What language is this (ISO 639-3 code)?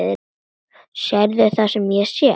isl